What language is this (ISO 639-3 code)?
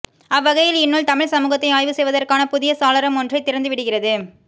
tam